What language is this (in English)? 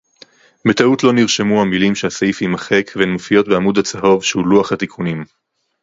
Hebrew